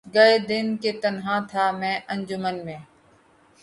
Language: Urdu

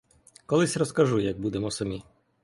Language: Ukrainian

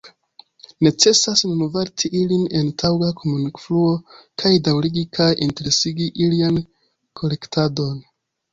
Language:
Esperanto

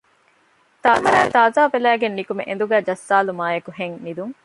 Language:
Divehi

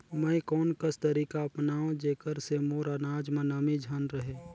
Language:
Chhattisgarhi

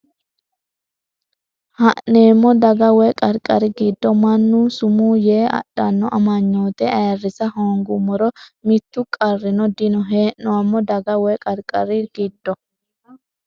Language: Sidamo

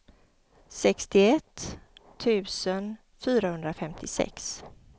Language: Swedish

